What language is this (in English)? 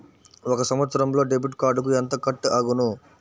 Telugu